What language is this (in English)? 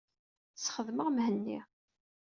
Kabyle